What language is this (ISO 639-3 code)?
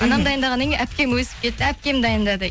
kaz